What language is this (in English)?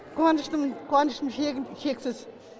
Kazakh